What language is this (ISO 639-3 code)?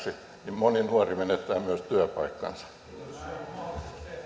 fin